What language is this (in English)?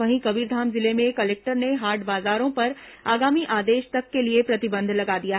Hindi